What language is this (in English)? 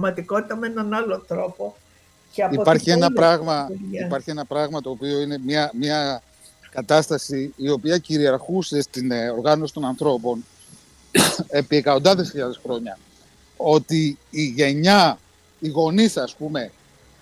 Greek